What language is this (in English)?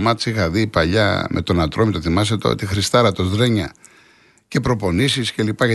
Greek